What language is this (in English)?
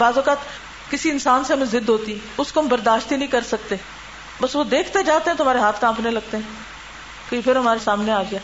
Urdu